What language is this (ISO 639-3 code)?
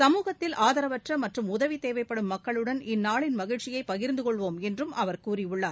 tam